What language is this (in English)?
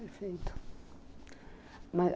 Portuguese